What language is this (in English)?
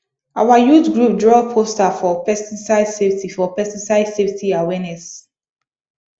Nigerian Pidgin